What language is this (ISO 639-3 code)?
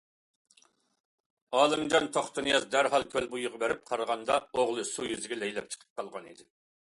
uig